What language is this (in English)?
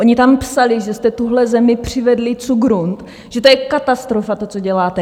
Czech